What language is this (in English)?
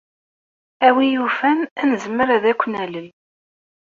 Kabyle